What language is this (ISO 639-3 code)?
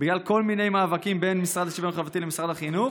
heb